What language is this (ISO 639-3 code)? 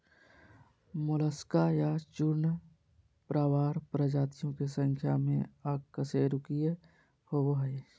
mag